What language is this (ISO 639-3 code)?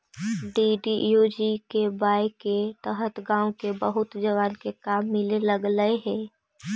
mag